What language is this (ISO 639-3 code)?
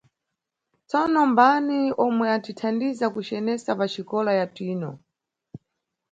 nyu